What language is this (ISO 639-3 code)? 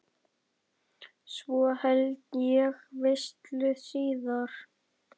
isl